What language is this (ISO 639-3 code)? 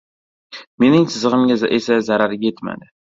uzb